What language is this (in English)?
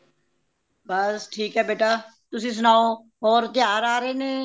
Punjabi